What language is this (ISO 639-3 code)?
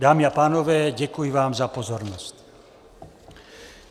ces